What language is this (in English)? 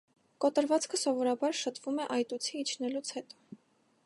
Armenian